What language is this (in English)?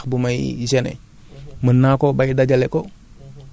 Wolof